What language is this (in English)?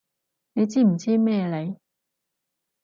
Cantonese